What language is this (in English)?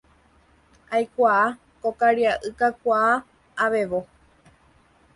Guarani